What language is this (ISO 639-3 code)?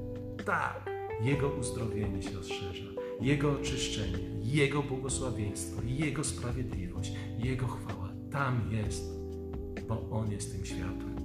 pol